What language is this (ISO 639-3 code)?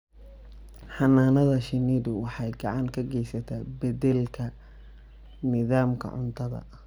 som